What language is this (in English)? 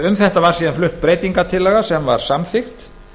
Icelandic